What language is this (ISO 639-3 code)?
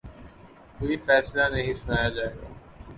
urd